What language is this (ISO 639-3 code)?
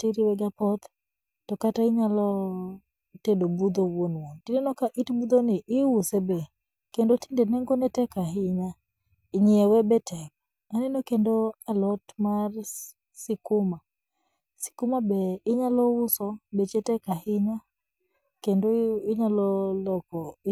luo